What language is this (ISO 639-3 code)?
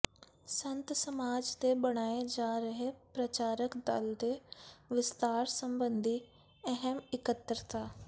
pan